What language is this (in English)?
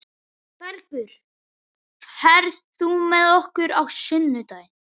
Icelandic